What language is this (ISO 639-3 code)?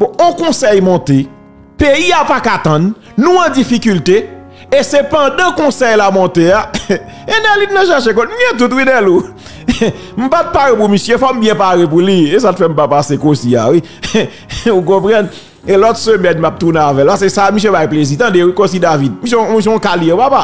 fra